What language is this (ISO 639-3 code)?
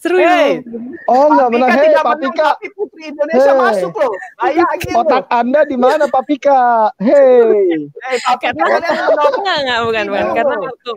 ind